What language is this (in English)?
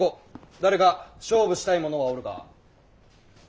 Japanese